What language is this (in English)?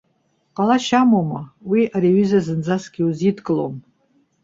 Abkhazian